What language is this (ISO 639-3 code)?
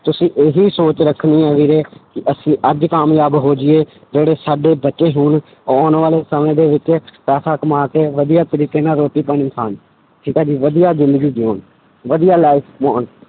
pan